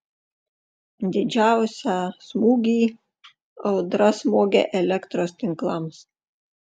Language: Lithuanian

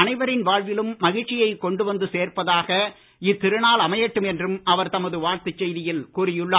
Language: Tamil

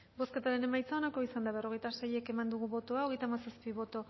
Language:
Basque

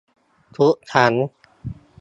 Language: Thai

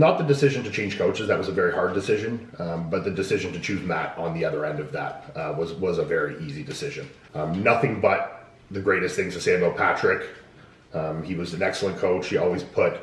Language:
English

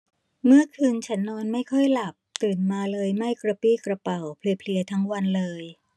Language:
Thai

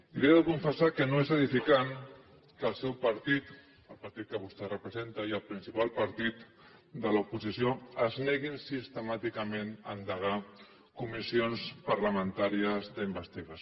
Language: Catalan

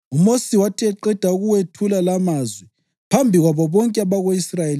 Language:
North Ndebele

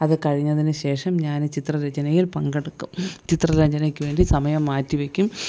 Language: Malayalam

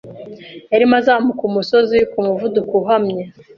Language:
Kinyarwanda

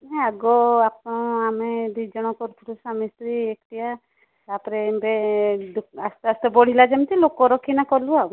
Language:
Odia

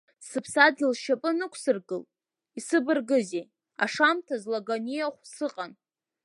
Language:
Abkhazian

